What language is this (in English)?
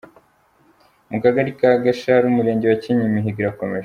Kinyarwanda